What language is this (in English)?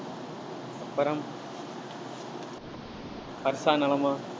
Tamil